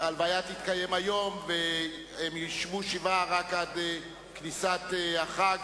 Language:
Hebrew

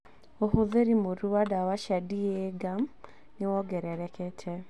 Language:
Kikuyu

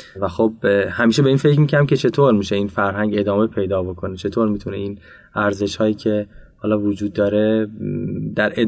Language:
Persian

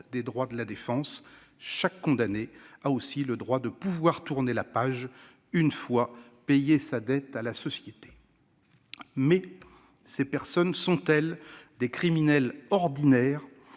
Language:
French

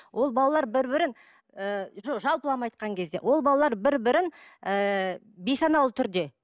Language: Kazakh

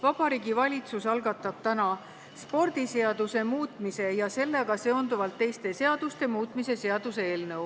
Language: Estonian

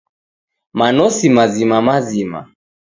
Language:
Taita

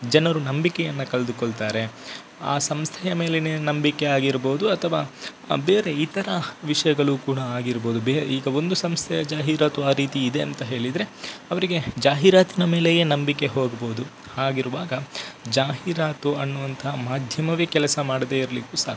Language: Kannada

